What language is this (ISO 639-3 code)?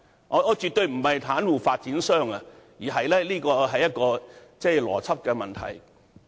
yue